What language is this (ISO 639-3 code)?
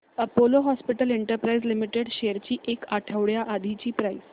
mar